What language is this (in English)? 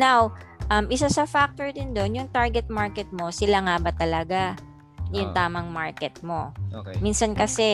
Filipino